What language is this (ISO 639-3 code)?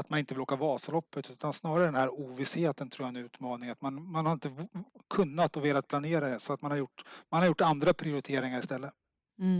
swe